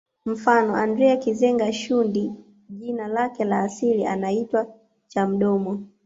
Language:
Swahili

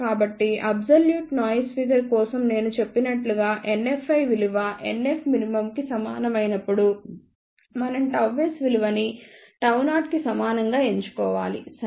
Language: Telugu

